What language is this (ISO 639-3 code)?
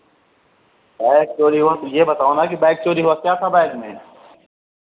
hin